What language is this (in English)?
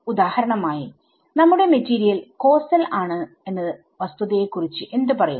Malayalam